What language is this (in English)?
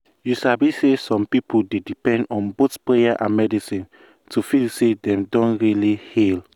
Nigerian Pidgin